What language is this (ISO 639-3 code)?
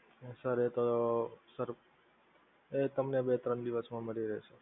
guj